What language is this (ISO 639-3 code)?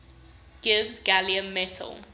eng